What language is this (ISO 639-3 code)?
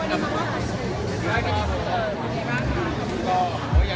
tha